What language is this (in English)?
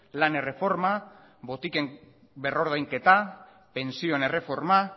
Basque